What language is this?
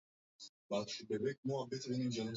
Swahili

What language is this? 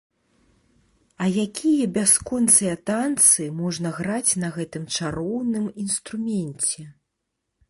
Belarusian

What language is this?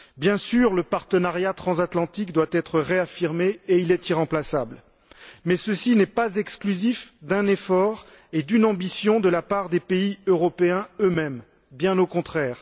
French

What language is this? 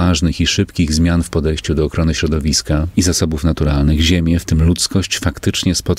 Polish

